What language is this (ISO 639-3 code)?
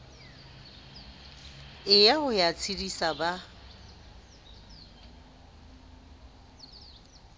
sot